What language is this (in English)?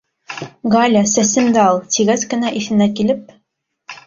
Bashkir